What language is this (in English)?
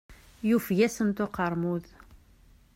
Kabyle